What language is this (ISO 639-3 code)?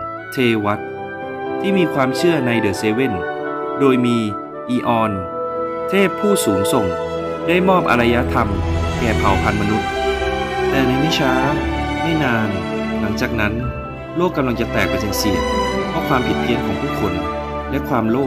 tha